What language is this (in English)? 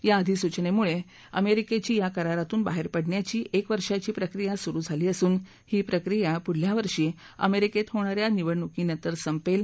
Marathi